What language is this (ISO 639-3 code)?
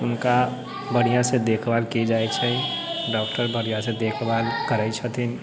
mai